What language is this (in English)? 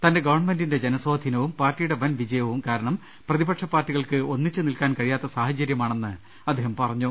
Malayalam